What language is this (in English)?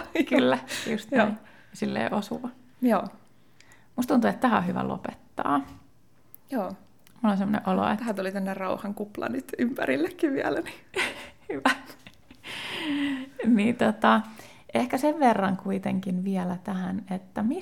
Finnish